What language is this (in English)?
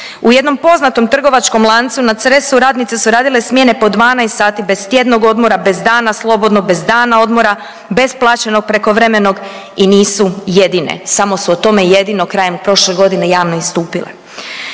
Croatian